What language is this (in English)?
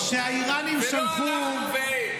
Hebrew